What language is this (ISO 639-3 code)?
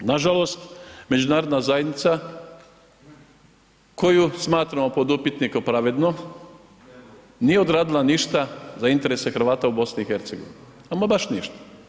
hrv